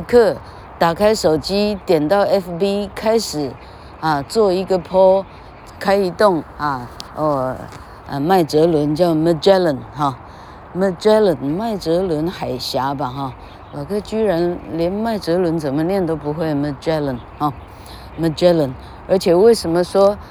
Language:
Chinese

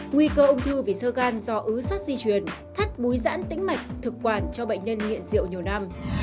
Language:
Vietnamese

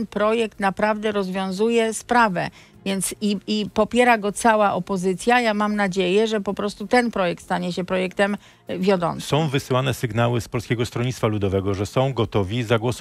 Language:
Polish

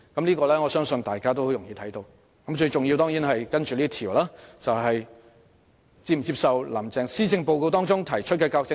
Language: Cantonese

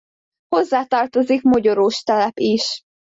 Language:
Hungarian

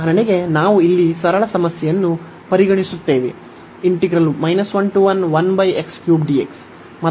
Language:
Kannada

